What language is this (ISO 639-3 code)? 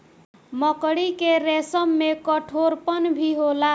bho